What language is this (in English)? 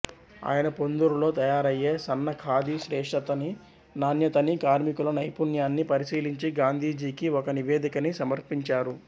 Telugu